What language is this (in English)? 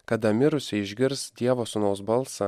Lithuanian